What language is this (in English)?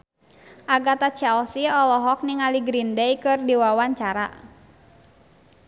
Sundanese